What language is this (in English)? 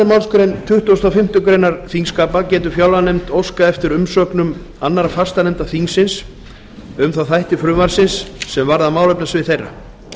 Icelandic